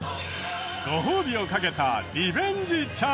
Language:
Japanese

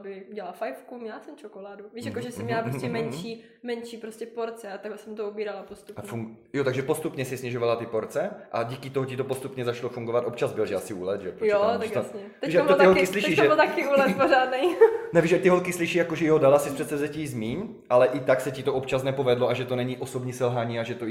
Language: Czech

